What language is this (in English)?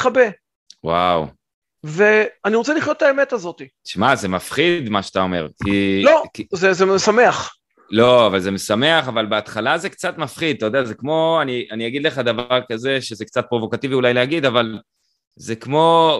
Hebrew